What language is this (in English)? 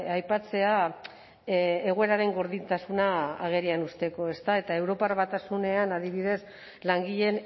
Basque